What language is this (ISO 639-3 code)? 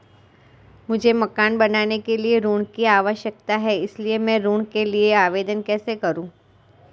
hin